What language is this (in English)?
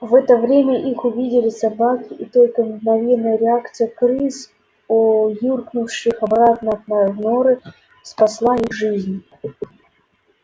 Russian